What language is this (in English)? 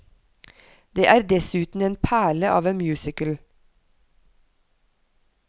Norwegian